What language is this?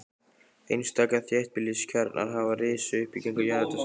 Icelandic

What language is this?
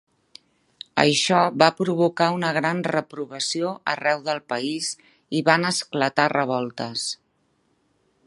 Catalan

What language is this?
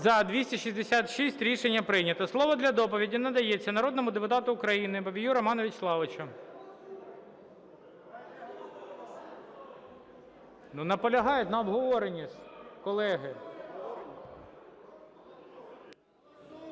Ukrainian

